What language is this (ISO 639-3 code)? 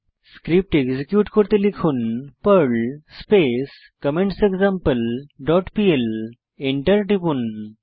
ben